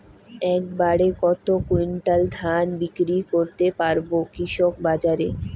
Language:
Bangla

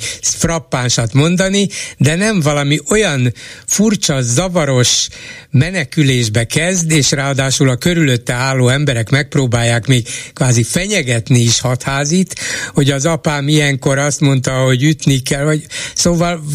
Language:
Hungarian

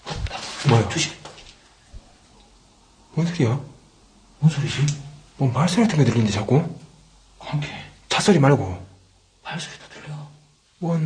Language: Korean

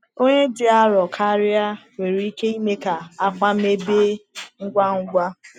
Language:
Igbo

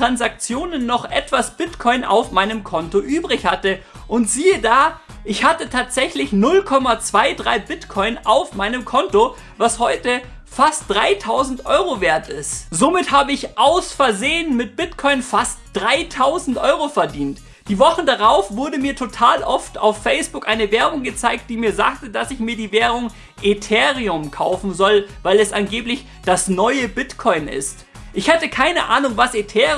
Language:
German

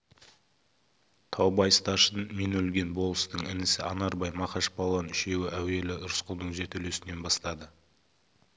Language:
Kazakh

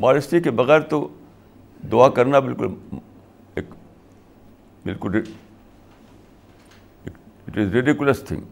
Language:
Urdu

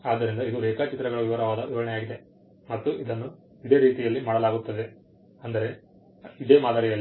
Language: Kannada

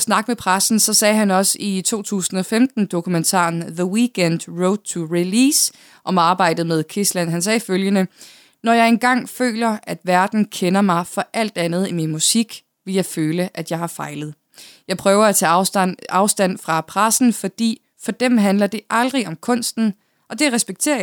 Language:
Danish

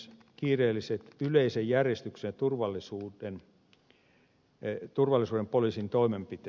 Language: Finnish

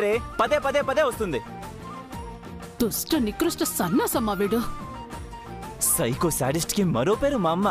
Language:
Telugu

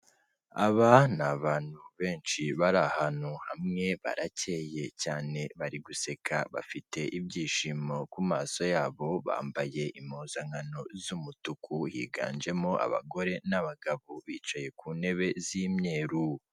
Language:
Kinyarwanda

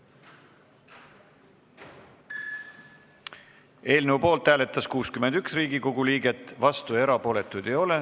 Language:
Estonian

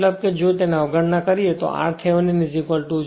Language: Gujarati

